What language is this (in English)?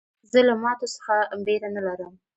Pashto